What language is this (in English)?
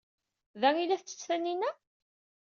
Kabyle